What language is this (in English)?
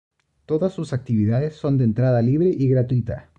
Spanish